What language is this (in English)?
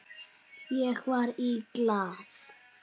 Icelandic